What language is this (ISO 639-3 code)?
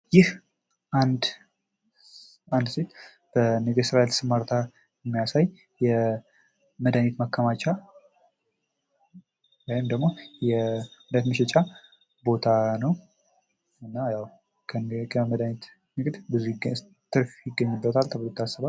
amh